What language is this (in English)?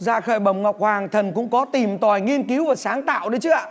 Vietnamese